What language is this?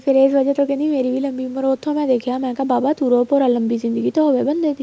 Punjabi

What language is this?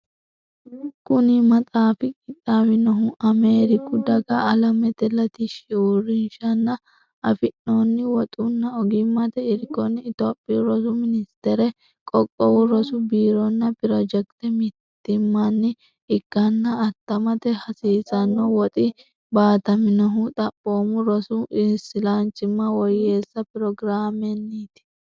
Sidamo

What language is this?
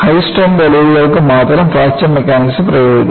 Malayalam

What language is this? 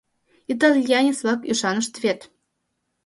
Mari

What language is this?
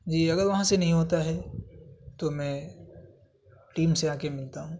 Urdu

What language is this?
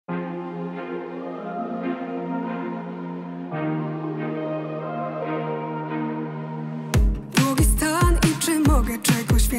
Polish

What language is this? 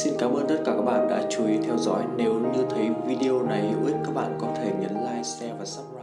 Vietnamese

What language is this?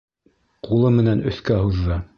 Bashkir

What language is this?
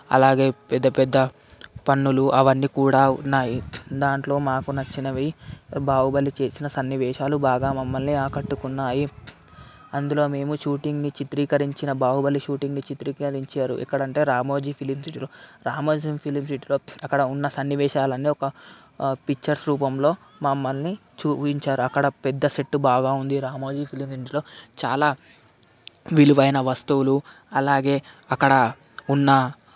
Telugu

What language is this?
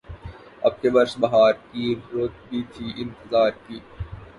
Urdu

